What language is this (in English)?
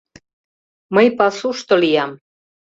Mari